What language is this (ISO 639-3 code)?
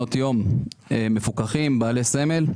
heb